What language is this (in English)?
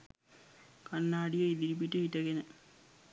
Sinhala